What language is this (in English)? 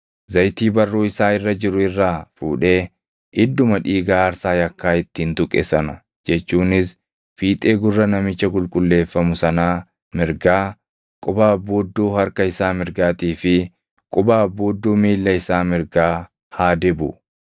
Oromo